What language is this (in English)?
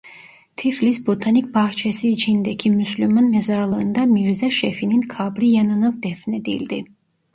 Turkish